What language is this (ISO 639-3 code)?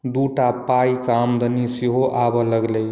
mai